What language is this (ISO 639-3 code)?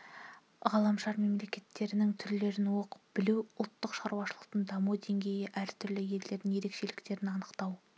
kaz